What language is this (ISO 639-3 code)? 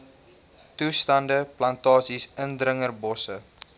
afr